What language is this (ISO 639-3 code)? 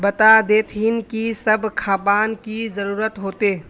mag